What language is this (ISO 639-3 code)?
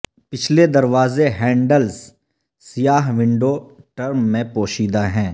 urd